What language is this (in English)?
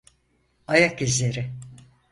Turkish